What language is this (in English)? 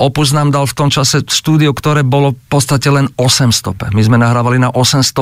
Czech